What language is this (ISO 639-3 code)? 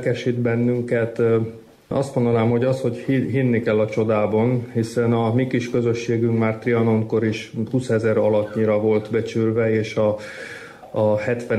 hun